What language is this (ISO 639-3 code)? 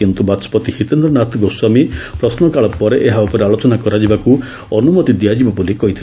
ori